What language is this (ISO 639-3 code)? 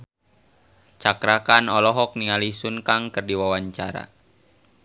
sun